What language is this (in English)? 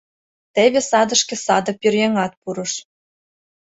Mari